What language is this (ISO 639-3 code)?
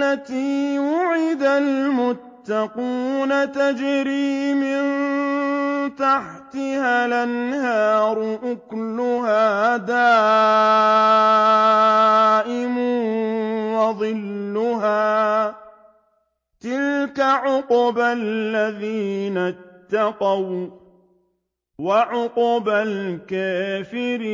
ara